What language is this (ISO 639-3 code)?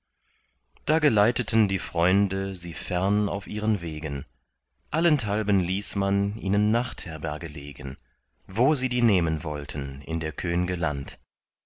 deu